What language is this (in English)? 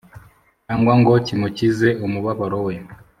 Kinyarwanda